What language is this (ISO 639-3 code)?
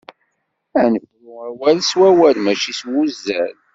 kab